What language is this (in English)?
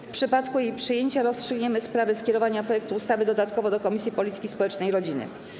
Polish